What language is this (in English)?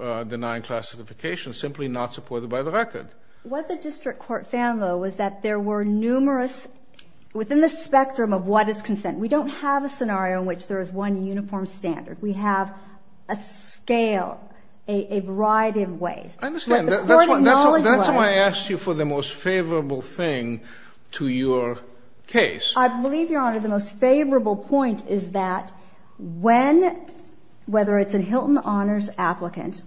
English